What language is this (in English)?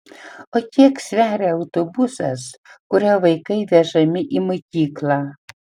Lithuanian